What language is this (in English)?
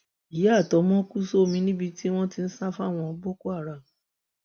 Yoruba